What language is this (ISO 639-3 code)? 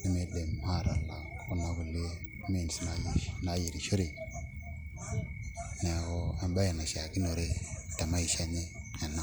mas